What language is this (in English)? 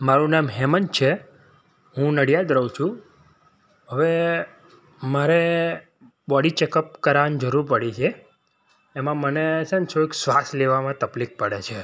Gujarati